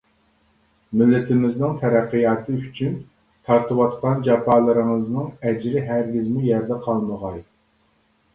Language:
Uyghur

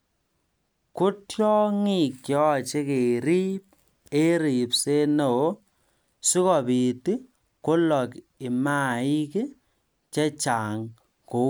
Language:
Kalenjin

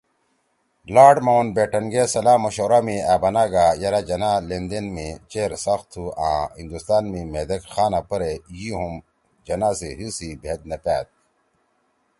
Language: Torwali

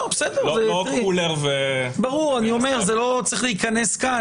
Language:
Hebrew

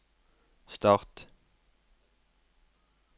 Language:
Norwegian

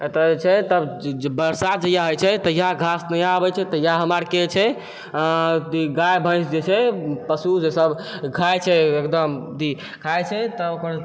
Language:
Maithili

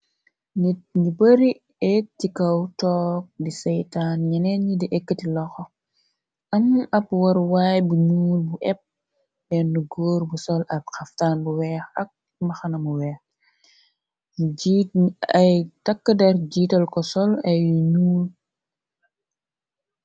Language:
Wolof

